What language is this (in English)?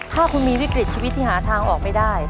Thai